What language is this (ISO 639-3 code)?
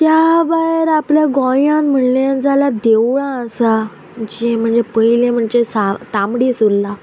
kok